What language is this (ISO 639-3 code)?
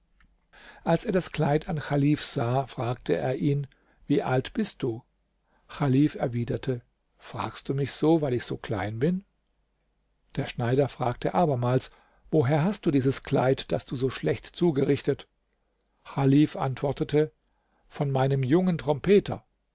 deu